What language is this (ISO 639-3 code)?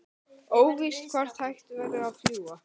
isl